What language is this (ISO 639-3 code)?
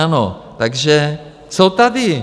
ces